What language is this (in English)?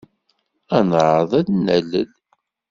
Kabyle